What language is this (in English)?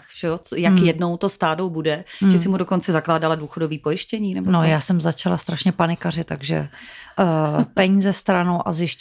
Czech